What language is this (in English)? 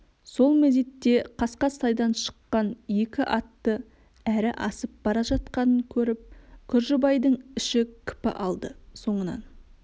Kazakh